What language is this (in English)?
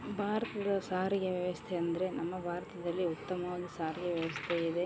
Kannada